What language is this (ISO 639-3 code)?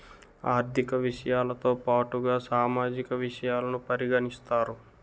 tel